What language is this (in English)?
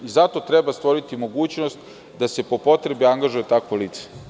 Serbian